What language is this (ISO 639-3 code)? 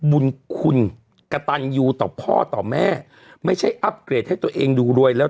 tha